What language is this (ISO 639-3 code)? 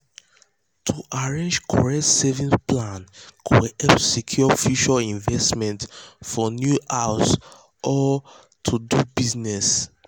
pcm